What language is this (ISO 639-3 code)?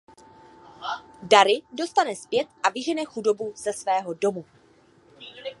ces